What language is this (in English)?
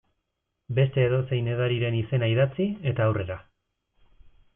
Basque